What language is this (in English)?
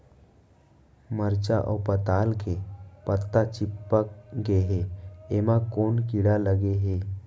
Chhattisgarhi